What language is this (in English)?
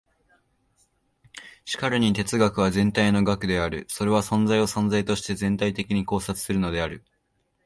Japanese